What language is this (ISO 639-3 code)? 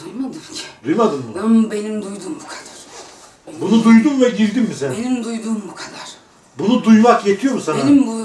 tur